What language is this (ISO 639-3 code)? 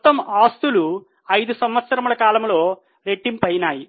tel